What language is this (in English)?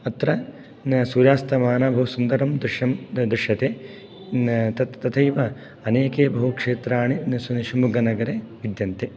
Sanskrit